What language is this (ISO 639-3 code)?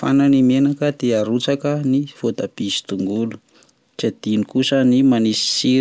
mlg